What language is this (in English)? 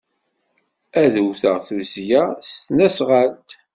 Kabyle